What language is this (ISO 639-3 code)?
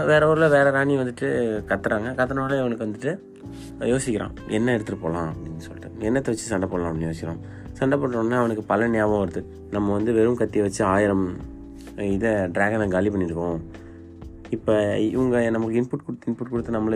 tam